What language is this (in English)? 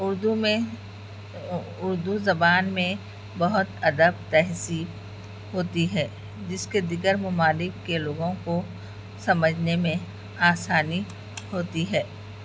Urdu